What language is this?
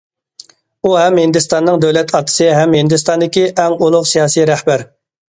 Uyghur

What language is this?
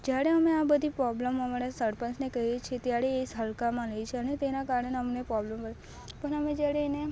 Gujarati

